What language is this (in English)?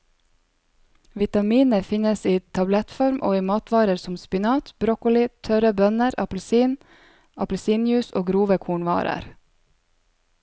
Norwegian